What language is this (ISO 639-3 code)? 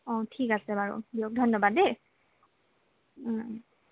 asm